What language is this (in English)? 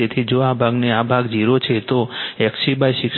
Gujarati